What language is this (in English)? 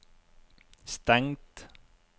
Norwegian